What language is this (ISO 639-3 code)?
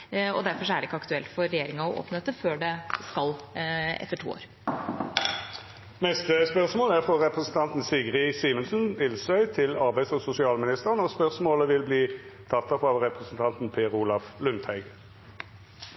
nor